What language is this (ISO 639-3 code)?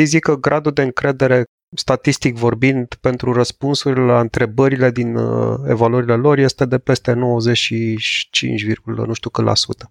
ron